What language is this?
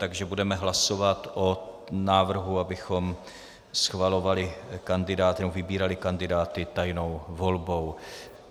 Czech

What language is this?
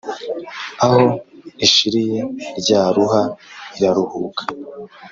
Kinyarwanda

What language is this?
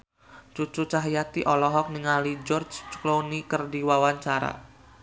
Sundanese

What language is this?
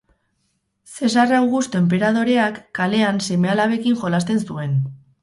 Basque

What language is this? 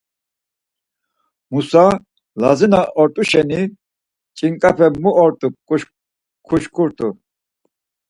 Laz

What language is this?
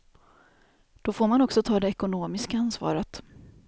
Swedish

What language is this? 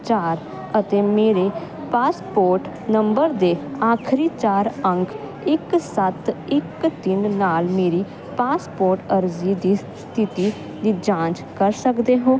Punjabi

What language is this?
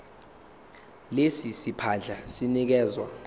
Zulu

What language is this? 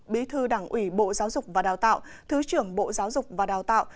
Vietnamese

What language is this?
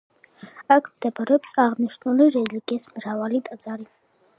Georgian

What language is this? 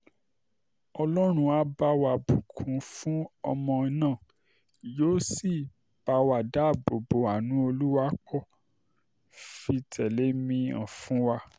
Yoruba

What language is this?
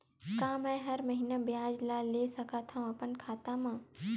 Chhattisgarhi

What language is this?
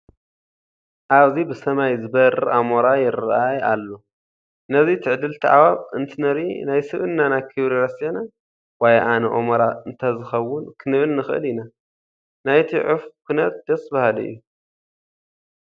Tigrinya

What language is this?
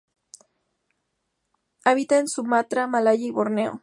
Spanish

